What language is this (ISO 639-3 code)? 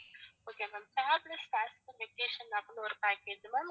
tam